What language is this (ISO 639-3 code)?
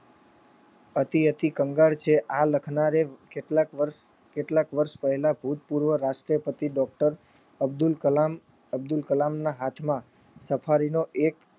guj